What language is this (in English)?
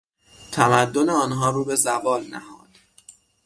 Persian